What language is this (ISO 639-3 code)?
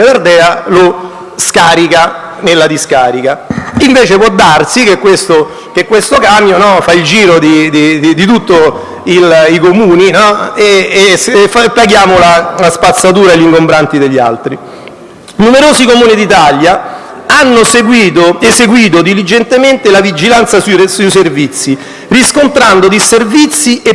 ita